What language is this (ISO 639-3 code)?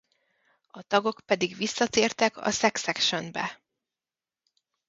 hun